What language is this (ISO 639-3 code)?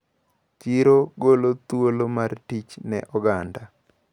luo